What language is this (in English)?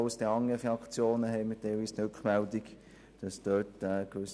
Swiss German